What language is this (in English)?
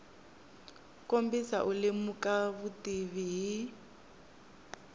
Tsonga